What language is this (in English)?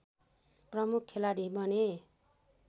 Nepali